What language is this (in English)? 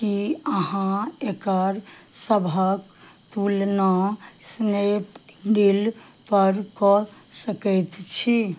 Maithili